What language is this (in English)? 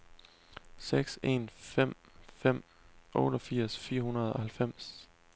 Danish